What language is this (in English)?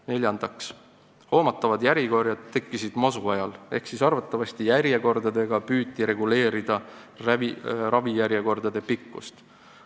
Estonian